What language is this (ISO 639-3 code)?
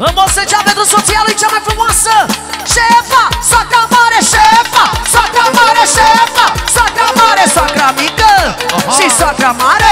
ron